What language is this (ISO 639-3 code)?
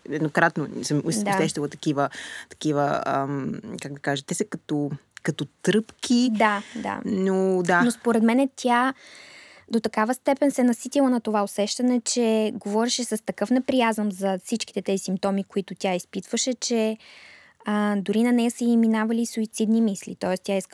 bul